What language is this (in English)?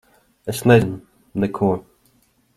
Latvian